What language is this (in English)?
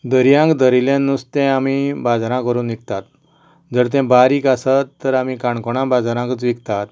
Konkani